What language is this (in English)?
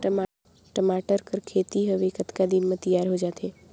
Chhattisgarhi